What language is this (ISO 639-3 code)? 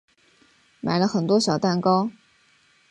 zho